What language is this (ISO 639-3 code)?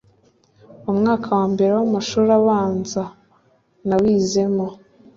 kin